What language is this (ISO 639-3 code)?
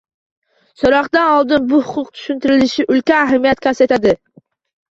uzb